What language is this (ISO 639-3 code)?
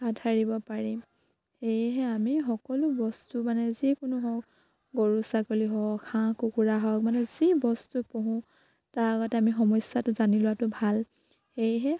asm